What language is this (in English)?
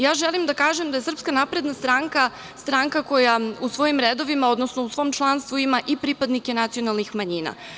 Serbian